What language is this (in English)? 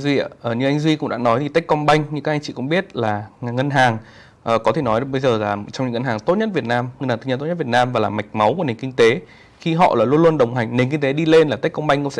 Vietnamese